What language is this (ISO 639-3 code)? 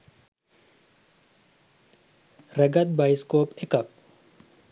sin